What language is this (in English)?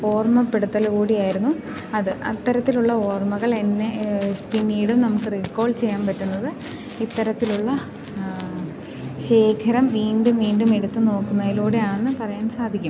Malayalam